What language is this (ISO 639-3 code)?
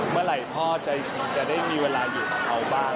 tha